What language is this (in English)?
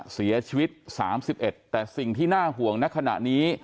Thai